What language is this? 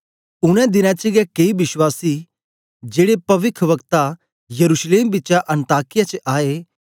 Dogri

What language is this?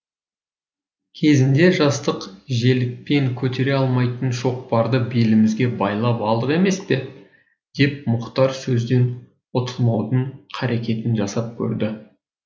Kazakh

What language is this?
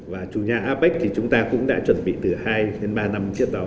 Vietnamese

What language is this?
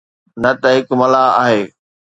Sindhi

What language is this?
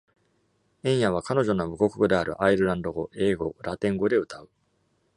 Japanese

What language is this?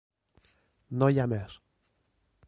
Catalan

